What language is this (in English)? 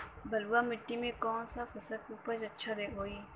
Bhojpuri